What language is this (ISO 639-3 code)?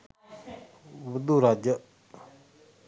sin